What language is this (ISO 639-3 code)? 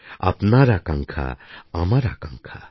ben